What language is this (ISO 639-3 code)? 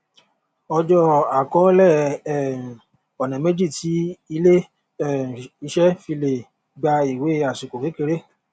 yor